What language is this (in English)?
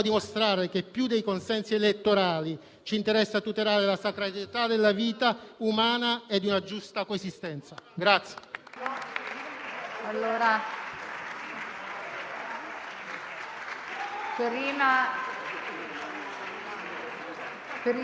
Italian